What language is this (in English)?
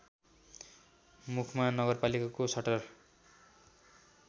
Nepali